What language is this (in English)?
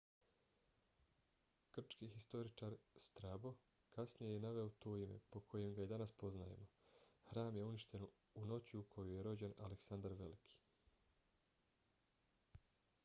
Bosnian